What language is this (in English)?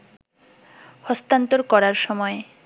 Bangla